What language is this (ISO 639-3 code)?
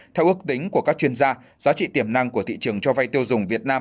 vie